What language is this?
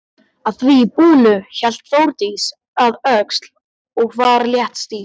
Icelandic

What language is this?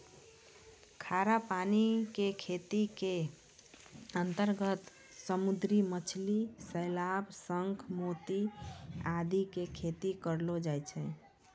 Maithili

